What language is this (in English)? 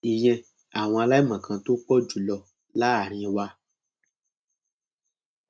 Yoruba